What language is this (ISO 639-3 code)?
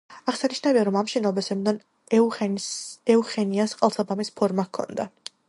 kat